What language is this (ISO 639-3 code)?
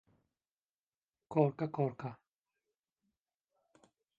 tur